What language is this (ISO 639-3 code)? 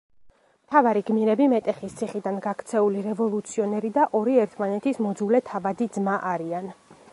kat